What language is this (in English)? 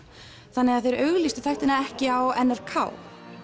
Icelandic